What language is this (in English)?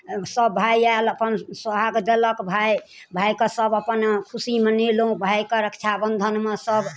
Maithili